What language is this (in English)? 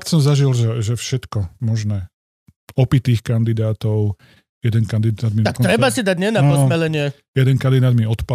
Slovak